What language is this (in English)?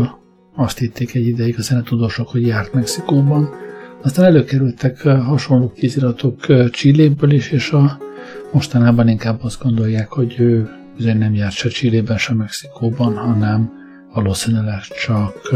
Hungarian